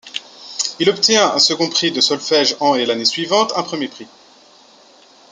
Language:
French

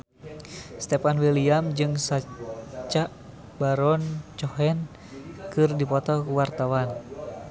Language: Sundanese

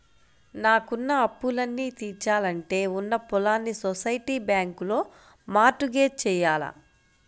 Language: Telugu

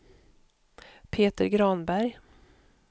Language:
Swedish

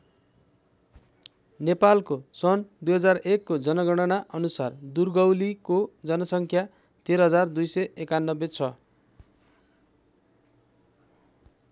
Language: Nepali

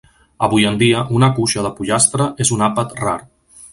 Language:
Catalan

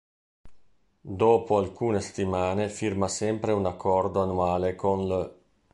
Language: Italian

